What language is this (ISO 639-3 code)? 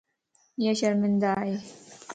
lss